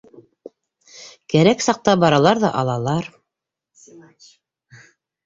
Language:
Bashkir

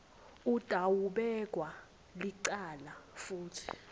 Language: Swati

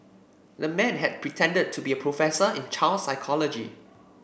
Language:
English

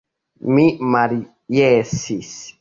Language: Esperanto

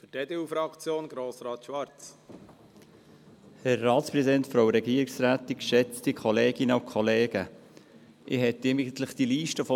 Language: Swiss German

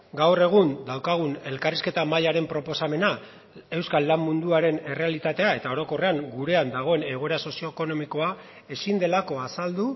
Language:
Basque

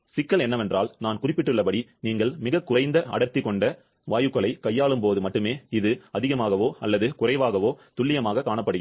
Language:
Tamil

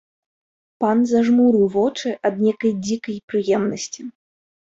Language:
Belarusian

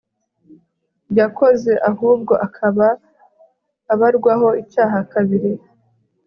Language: Kinyarwanda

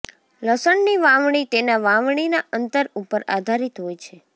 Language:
Gujarati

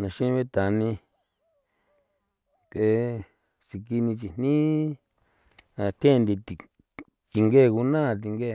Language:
San Felipe Otlaltepec Popoloca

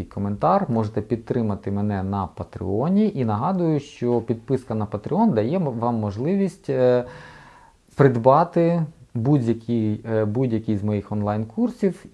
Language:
Ukrainian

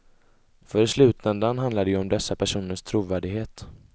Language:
Swedish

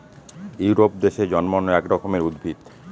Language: Bangla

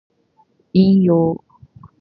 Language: Japanese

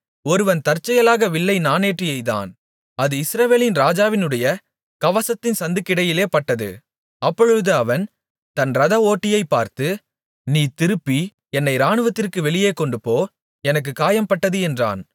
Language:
Tamil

